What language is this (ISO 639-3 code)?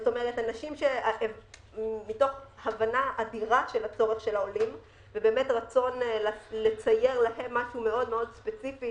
heb